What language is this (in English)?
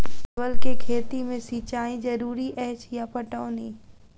Maithili